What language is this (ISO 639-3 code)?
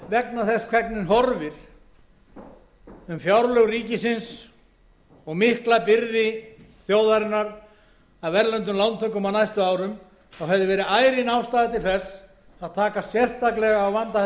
isl